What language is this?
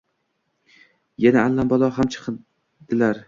Uzbek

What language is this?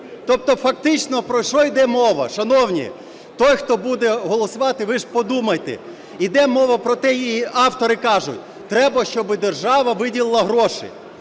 Ukrainian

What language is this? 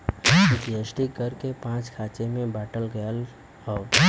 Bhojpuri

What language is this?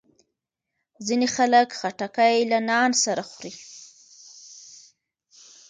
Pashto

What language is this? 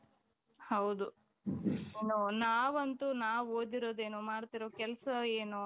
Kannada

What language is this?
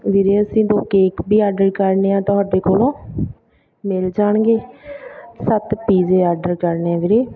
Punjabi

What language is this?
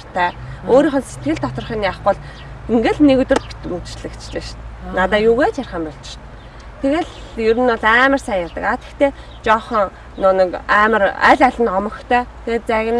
Korean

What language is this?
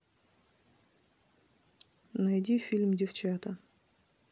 Russian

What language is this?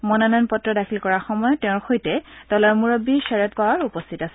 Assamese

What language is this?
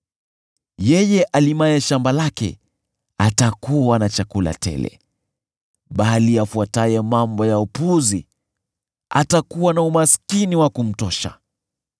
Swahili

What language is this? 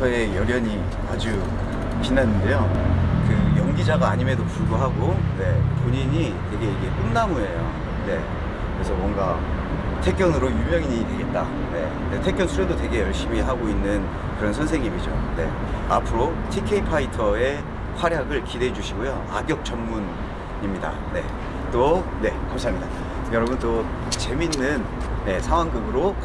Korean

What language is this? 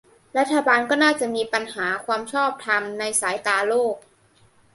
Thai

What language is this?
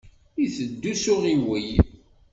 Kabyle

